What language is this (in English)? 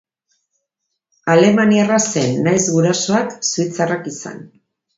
Basque